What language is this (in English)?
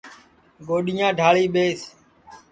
Sansi